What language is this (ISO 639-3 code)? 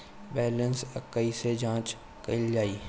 bho